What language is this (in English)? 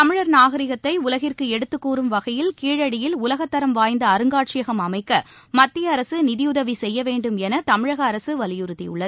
Tamil